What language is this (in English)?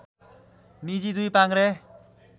Nepali